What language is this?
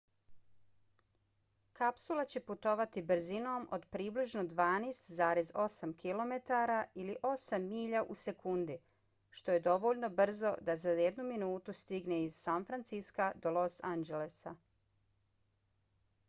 Bosnian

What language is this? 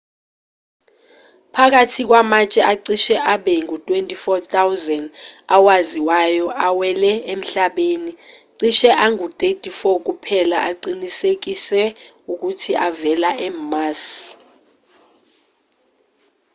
Zulu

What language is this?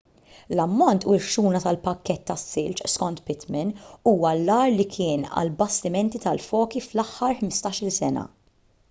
Maltese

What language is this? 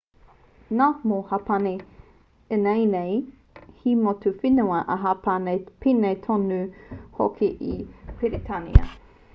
Māori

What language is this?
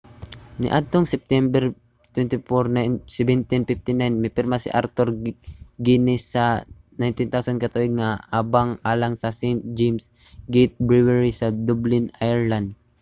Cebuano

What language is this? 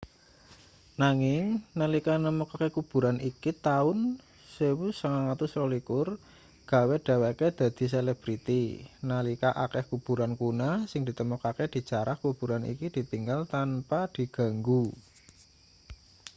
Javanese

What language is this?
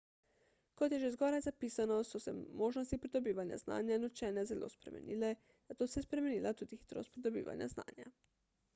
Slovenian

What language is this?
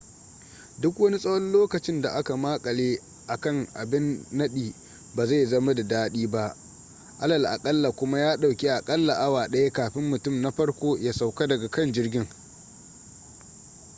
Hausa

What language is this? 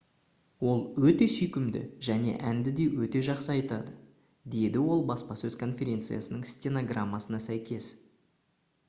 Kazakh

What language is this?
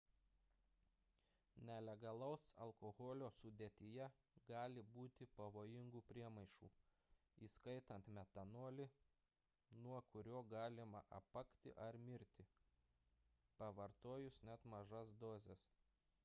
Lithuanian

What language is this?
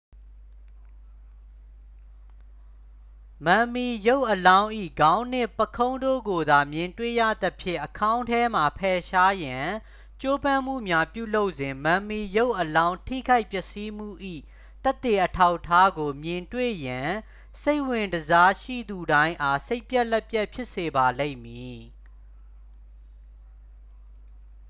Burmese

